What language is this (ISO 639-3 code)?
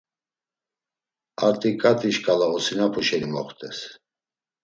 lzz